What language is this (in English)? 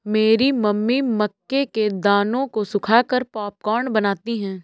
Hindi